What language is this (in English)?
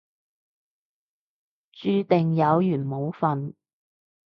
Cantonese